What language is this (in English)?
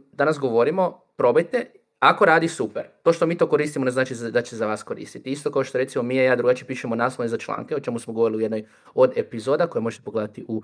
Croatian